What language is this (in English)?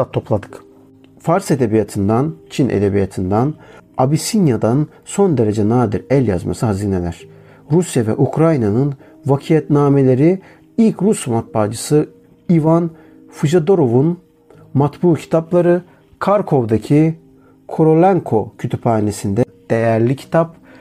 Turkish